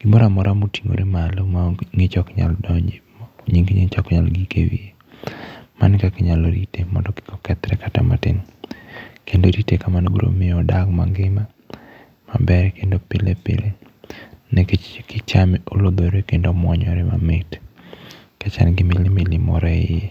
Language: Luo (Kenya and Tanzania)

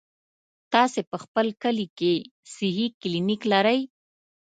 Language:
Pashto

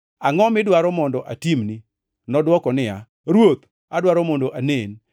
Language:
Luo (Kenya and Tanzania)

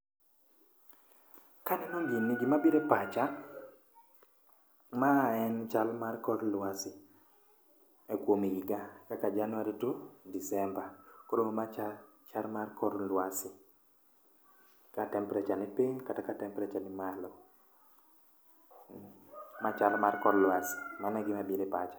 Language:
Luo (Kenya and Tanzania)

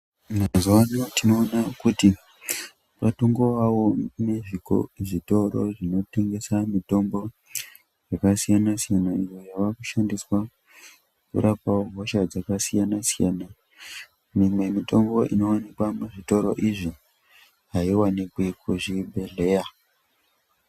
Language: Ndau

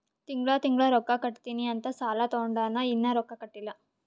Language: Kannada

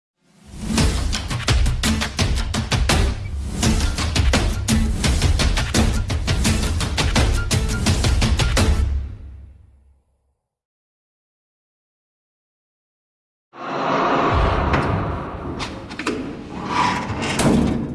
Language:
Indonesian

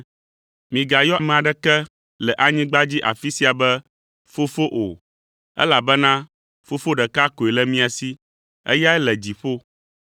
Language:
Ewe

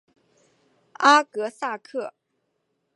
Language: Chinese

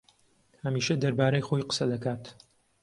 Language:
Central Kurdish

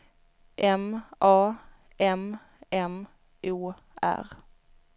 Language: Swedish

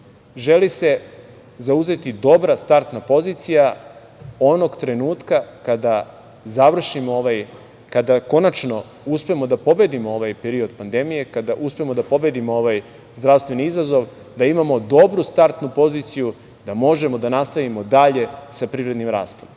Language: Serbian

